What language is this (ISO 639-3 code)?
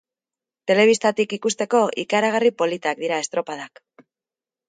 eus